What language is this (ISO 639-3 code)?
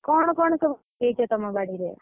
ori